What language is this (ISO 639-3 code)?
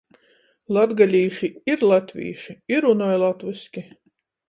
ltg